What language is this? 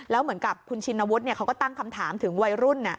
Thai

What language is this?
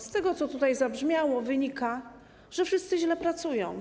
Polish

